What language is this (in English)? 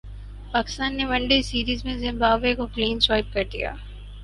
Urdu